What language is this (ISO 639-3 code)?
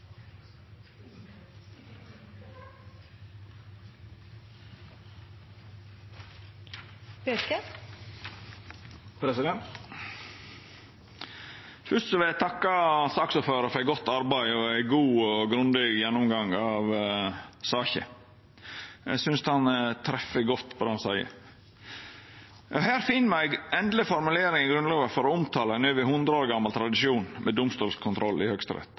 nno